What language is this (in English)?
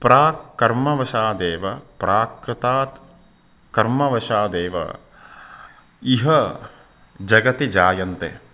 Sanskrit